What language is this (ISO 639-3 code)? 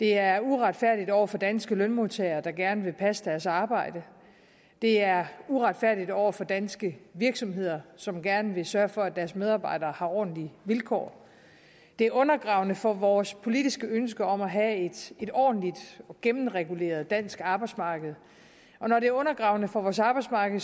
dan